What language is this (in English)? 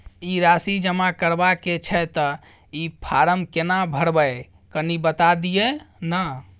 Maithili